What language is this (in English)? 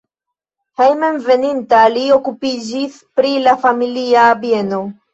Esperanto